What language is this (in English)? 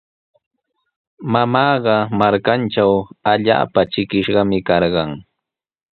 Sihuas Ancash Quechua